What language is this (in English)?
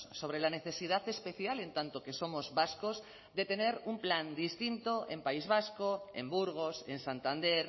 Spanish